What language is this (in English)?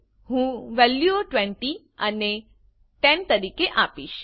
Gujarati